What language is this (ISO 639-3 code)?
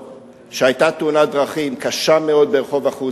heb